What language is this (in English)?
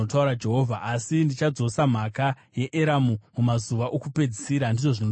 Shona